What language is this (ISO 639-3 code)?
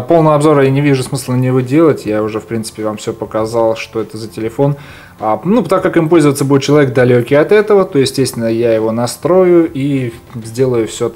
rus